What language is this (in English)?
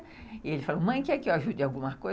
Portuguese